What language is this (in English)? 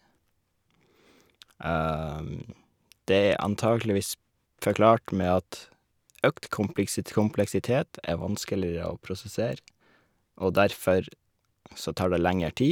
Norwegian